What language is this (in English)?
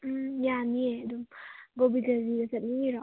Manipuri